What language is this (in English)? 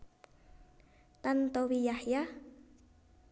Javanese